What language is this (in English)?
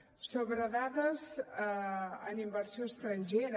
Catalan